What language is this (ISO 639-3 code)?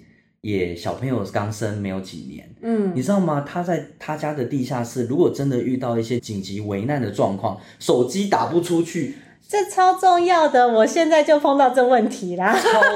zho